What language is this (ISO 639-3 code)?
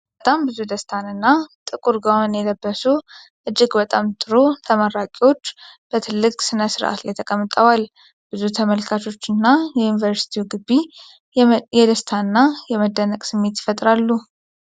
amh